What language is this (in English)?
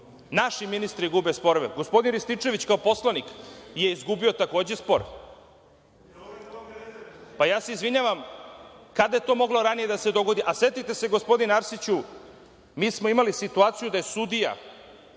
Serbian